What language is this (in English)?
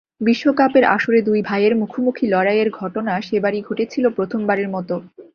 Bangla